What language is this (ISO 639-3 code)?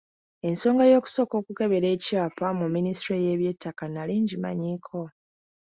lug